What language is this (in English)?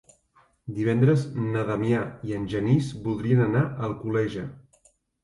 Catalan